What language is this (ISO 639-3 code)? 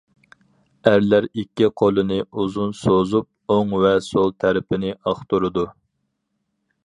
uig